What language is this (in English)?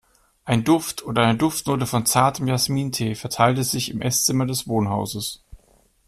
German